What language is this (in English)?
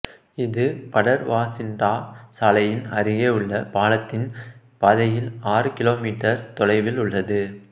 Tamil